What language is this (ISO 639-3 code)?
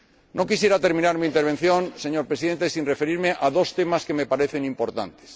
spa